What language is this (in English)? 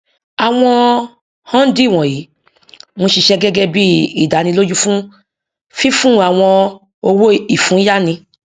Yoruba